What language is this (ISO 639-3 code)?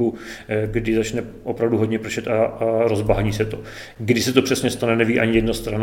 ces